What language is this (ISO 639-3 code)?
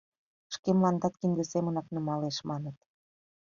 chm